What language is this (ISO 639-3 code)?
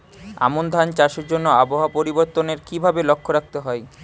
ben